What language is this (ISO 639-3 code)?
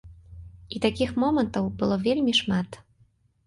bel